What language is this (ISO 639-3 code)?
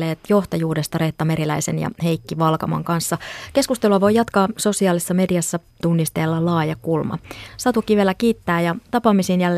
fin